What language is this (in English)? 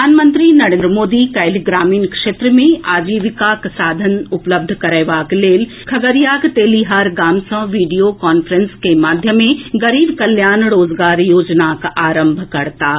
Maithili